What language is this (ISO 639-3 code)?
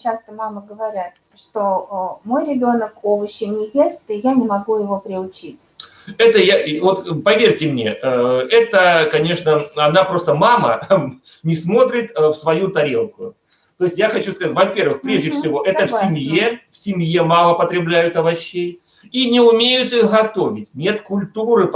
rus